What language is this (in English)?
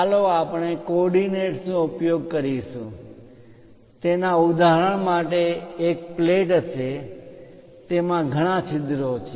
Gujarati